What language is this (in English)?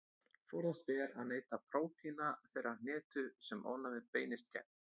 Icelandic